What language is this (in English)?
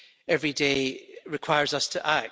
English